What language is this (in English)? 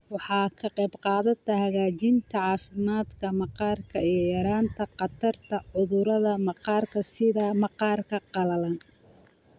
Somali